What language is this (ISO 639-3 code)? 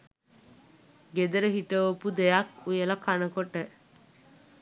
sin